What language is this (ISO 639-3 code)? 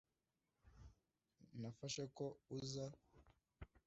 kin